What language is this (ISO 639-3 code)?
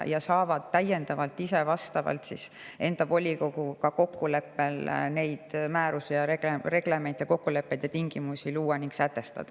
est